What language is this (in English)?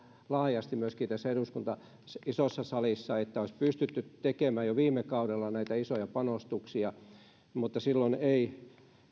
Finnish